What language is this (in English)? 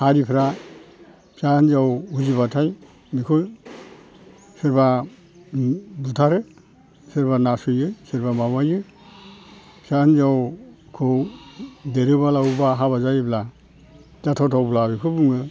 Bodo